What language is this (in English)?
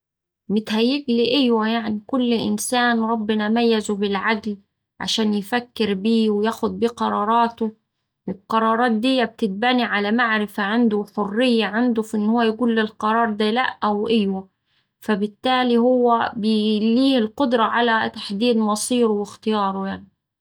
Saidi Arabic